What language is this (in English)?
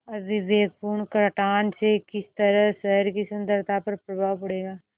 Hindi